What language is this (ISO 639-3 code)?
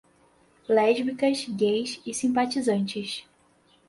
por